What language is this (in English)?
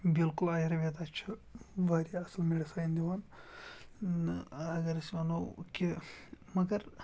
Kashmiri